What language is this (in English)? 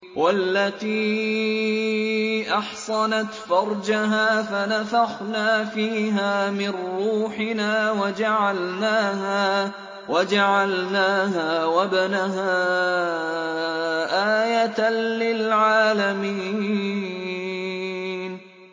Arabic